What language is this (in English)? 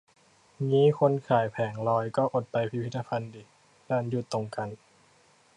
Thai